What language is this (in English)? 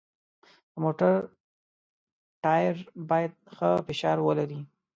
Pashto